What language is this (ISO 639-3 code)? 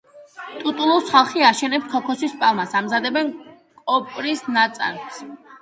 kat